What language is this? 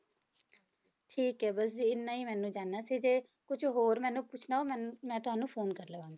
Punjabi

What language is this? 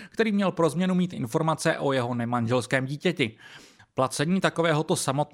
Czech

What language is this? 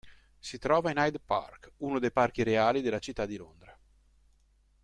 Italian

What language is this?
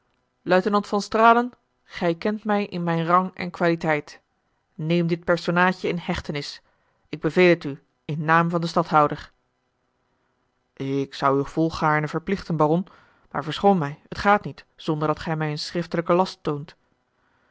Dutch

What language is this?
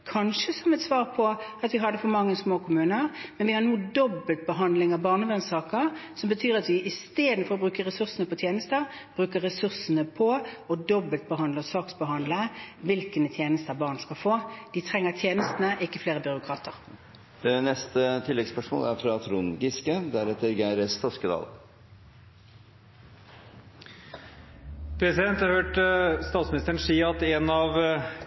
Norwegian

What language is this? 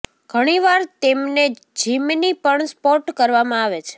Gujarati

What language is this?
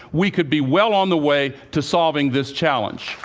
English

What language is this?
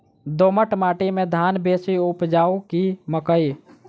Maithili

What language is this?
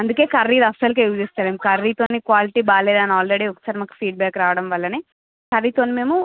Telugu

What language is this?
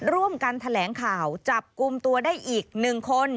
Thai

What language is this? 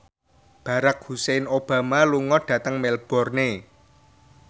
Javanese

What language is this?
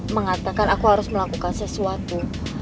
Indonesian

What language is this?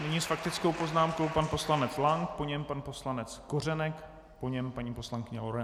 Czech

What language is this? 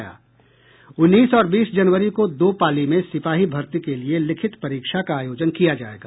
Hindi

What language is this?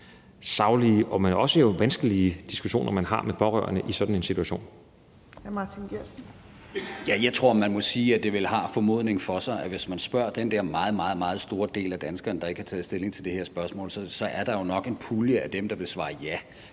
Danish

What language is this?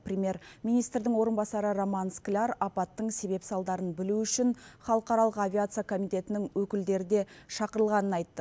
Kazakh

